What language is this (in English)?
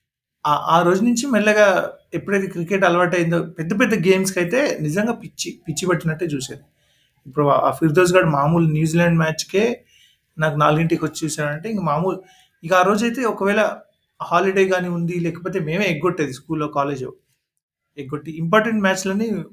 Telugu